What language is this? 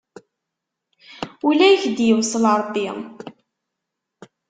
Kabyle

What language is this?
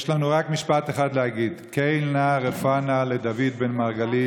Hebrew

